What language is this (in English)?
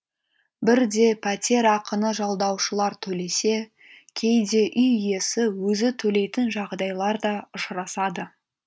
Kazakh